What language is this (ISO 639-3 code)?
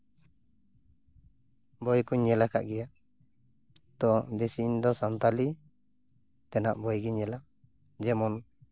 sat